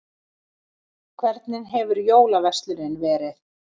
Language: Icelandic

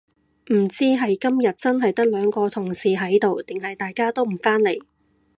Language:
Cantonese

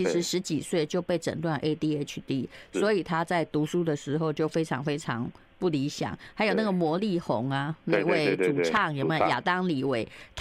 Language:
Chinese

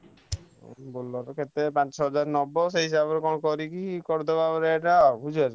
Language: Odia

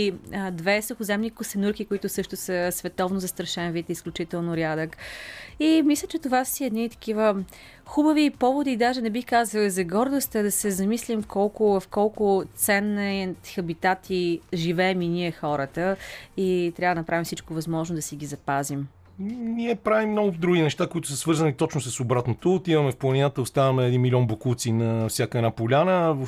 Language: Bulgarian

